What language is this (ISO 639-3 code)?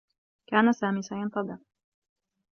ara